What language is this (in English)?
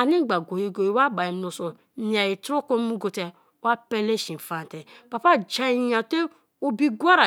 Kalabari